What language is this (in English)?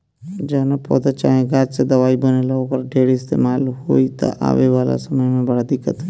Bhojpuri